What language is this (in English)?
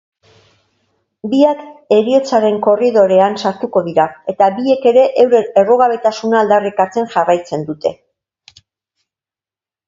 Basque